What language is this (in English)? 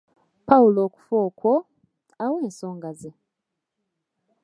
Ganda